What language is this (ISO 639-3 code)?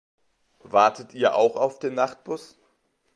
deu